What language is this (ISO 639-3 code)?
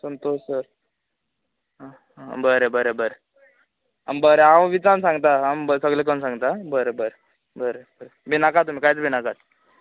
kok